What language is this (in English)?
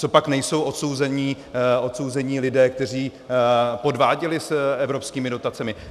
Czech